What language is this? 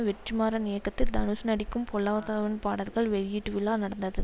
Tamil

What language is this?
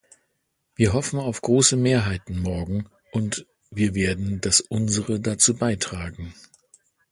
German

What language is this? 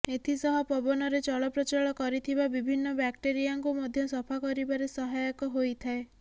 Odia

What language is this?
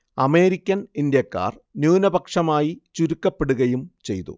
Malayalam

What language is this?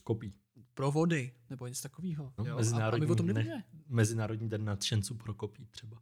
Czech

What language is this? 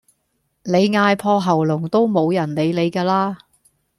Cantonese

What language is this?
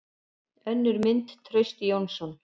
Icelandic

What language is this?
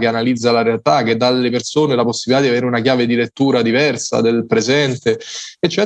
Italian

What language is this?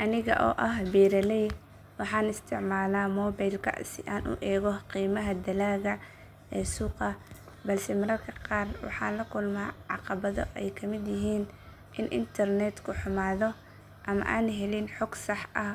Somali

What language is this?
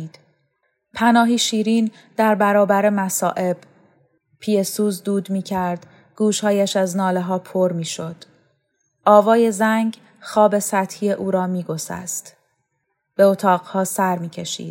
Persian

